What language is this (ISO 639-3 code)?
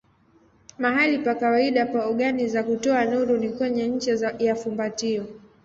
swa